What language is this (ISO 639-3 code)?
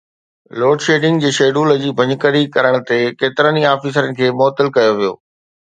snd